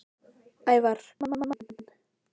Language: Icelandic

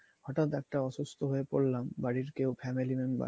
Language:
Bangla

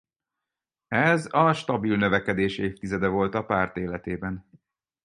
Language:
Hungarian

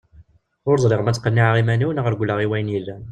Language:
Kabyle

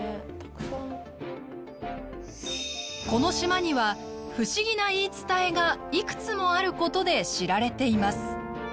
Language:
Japanese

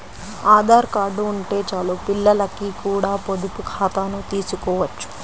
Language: Telugu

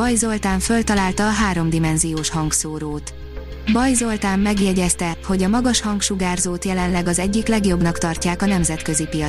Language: Hungarian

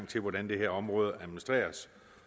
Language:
Danish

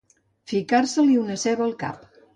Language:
Catalan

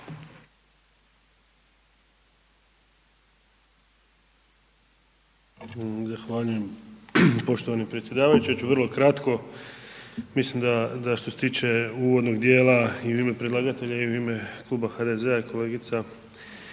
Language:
Croatian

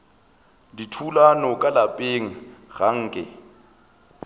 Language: Northern Sotho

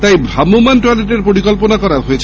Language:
Bangla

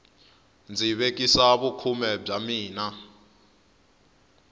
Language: Tsonga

